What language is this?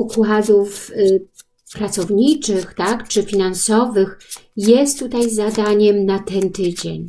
Polish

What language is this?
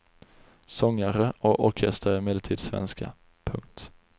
Swedish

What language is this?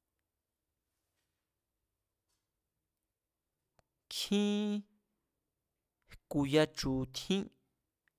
Mazatlán Mazatec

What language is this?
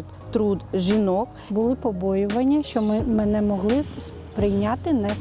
Ukrainian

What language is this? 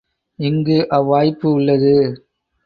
Tamil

